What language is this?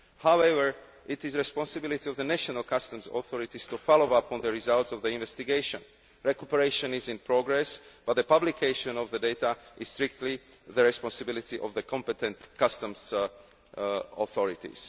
English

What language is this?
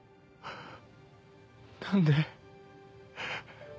Japanese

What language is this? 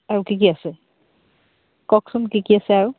Assamese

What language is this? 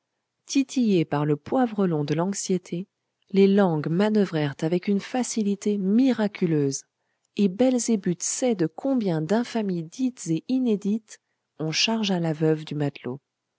French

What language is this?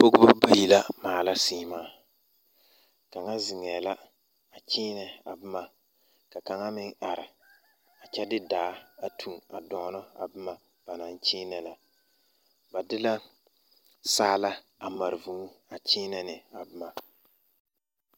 Southern Dagaare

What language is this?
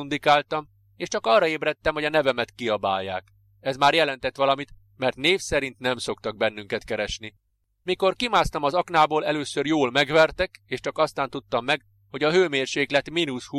Hungarian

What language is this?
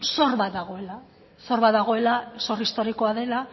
Basque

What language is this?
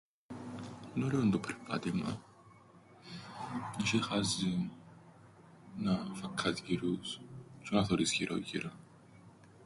Greek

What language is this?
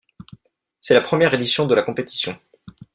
French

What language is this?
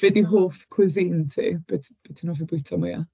Welsh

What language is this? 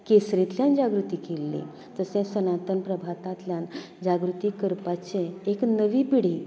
Konkani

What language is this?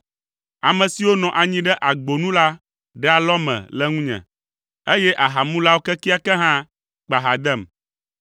Ewe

